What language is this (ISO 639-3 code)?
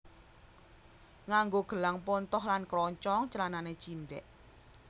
jav